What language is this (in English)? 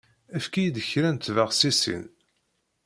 Kabyle